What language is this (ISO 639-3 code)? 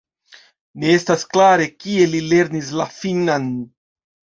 epo